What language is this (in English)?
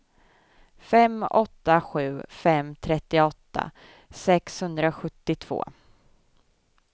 Swedish